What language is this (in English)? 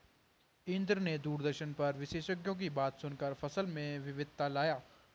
Hindi